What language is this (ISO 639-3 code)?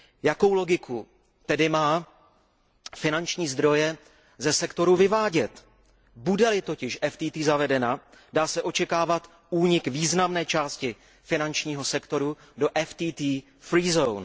ces